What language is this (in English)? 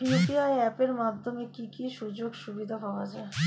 Bangla